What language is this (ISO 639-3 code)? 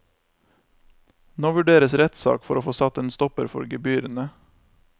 nor